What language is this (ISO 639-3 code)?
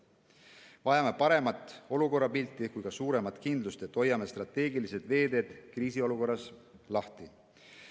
est